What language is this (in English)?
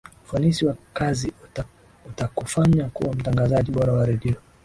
Swahili